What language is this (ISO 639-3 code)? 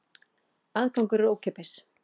isl